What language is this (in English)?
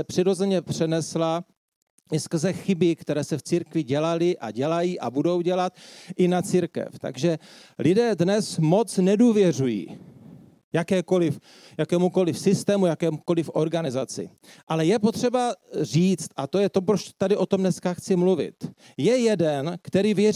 Czech